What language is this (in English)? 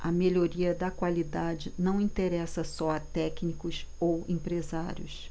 Portuguese